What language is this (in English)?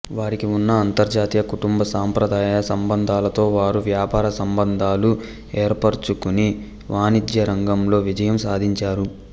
Telugu